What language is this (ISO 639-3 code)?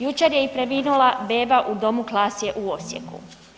hrv